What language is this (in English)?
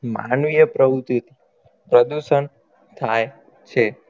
Gujarati